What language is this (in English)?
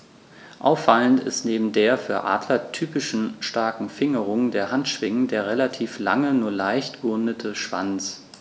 German